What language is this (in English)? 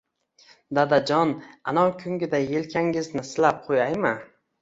Uzbek